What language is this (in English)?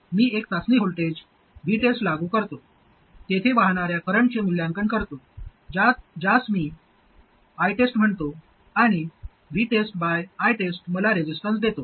Marathi